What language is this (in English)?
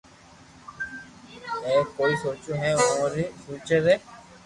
Loarki